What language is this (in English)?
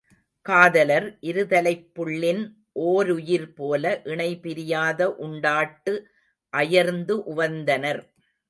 Tamil